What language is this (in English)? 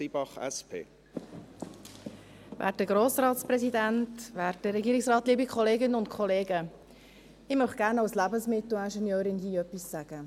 Swiss German